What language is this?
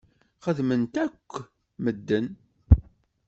Kabyle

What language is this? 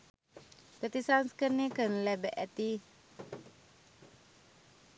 Sinhala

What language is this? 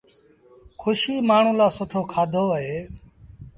Sindhi Bhil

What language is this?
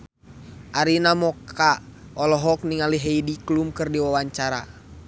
Sundanese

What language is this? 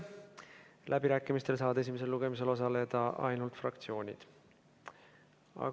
Estonian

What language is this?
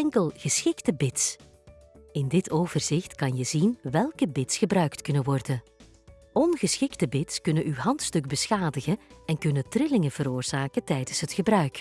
Dutch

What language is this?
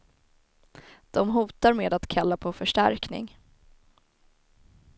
Swedish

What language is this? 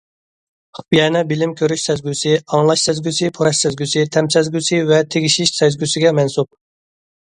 Uyghur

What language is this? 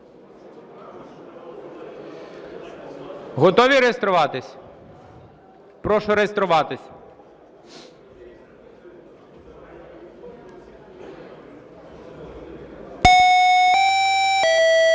Ukrainian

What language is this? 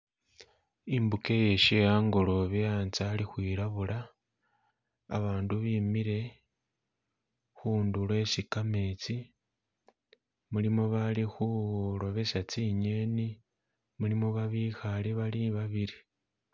Masaaba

